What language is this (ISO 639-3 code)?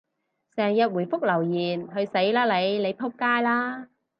yue